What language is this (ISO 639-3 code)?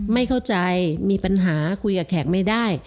tha